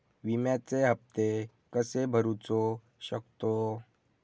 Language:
Marathi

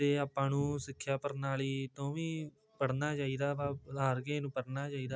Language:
Punjabi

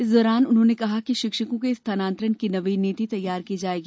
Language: Hindi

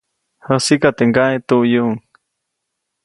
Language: Copainalá Zoque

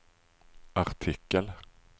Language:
Swedish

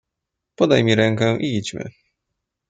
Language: Polish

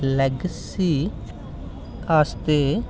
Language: Dogri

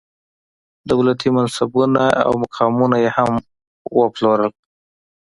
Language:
Pashto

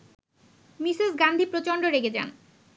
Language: Bangla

